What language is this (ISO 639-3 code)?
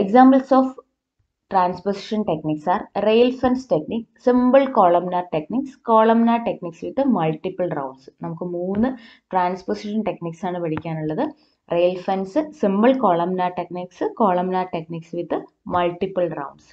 mal